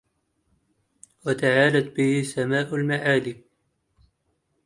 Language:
Arabic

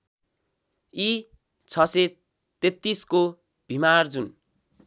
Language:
Nepali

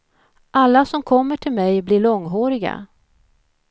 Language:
Swedish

